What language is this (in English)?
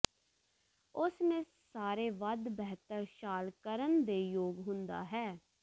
Punjabi